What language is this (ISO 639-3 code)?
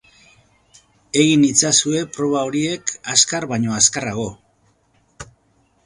eus